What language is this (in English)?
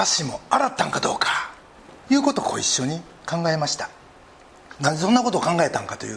Japanese